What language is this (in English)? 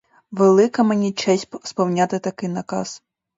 Ukrainian